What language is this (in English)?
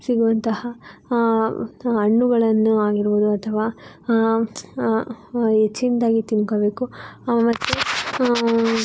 Kannada